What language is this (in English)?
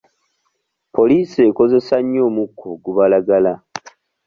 Ganda